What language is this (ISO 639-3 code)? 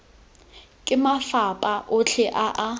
tsn